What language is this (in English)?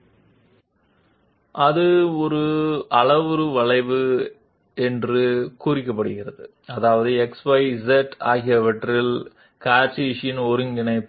Telugu